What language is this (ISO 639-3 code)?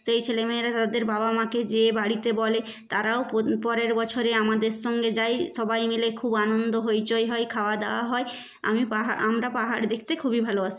ben